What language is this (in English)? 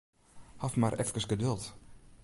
Western Frisian